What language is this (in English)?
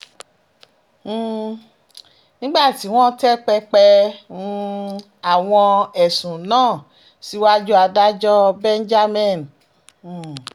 Yoruba